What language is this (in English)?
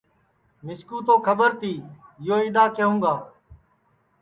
Sansi